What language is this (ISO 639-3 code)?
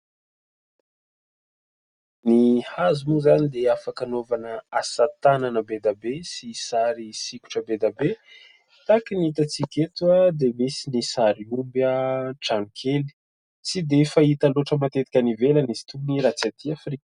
mlg